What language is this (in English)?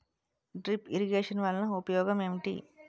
Telugu